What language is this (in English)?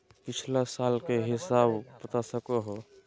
Magahi